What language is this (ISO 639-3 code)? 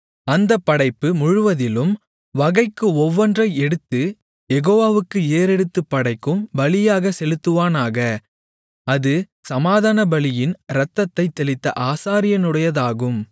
tam